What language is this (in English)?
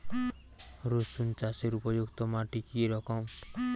Bangla